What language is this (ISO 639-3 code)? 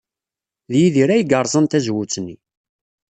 kab